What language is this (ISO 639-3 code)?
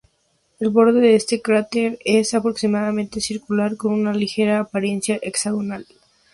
spa